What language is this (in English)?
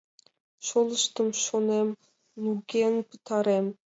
Mari